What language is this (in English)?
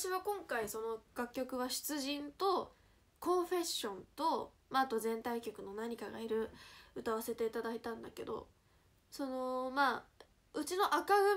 Japanese